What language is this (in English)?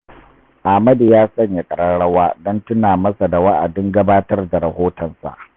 Hausa